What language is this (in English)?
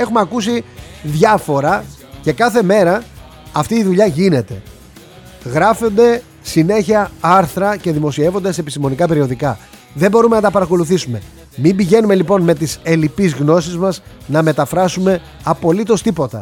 Greek